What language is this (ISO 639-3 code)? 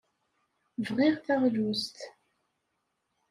kab